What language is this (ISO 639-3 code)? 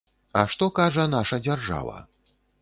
bel